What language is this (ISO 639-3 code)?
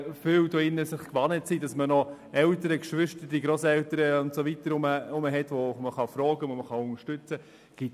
gsw